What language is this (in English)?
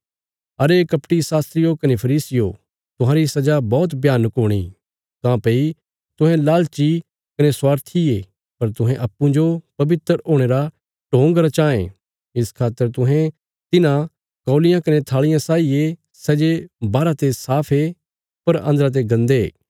Bilaspuri